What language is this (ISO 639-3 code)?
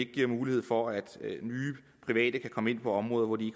dan